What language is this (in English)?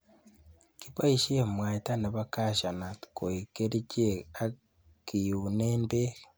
Kalenjin